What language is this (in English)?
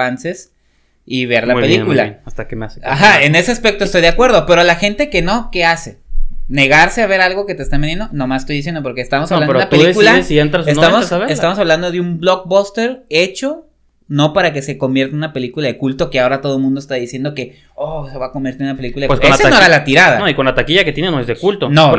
Spanish